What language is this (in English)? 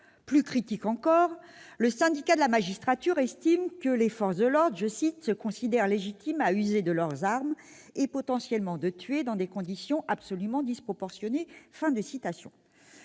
French